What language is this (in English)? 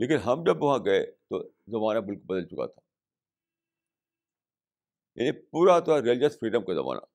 Urdu